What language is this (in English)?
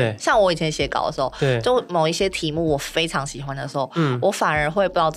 Chinese